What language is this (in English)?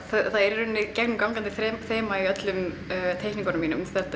Icelandic